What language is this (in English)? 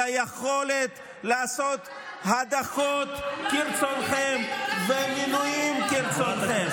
Hebrew